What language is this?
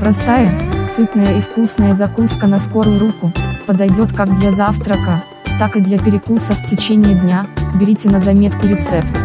Russian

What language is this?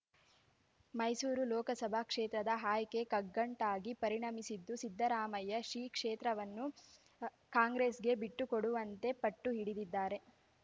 Kannada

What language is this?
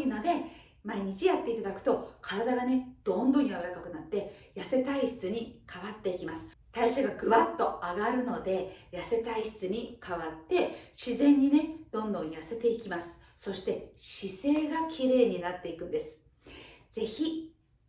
Japanese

